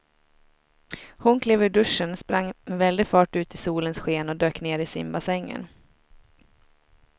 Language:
Swedish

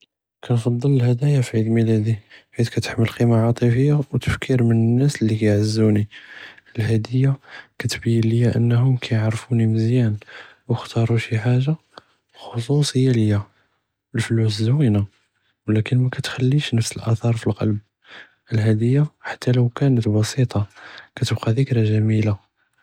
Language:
Judeo-Arabic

